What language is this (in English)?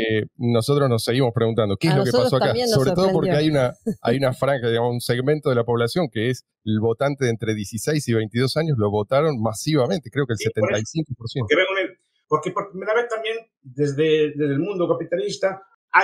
Spanish